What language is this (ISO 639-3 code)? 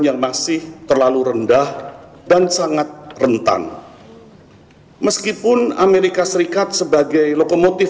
ind